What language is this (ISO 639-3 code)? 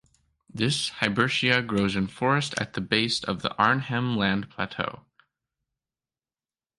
eng